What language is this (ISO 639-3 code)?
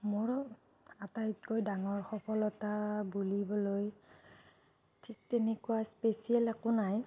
asm